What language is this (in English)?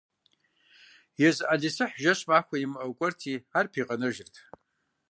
Kabardian